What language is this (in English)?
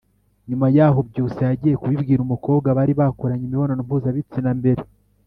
Kinyarwanda